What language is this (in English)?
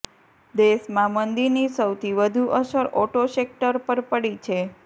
Gujarati